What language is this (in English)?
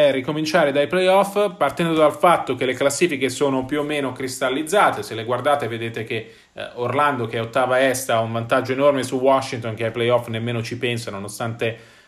Italian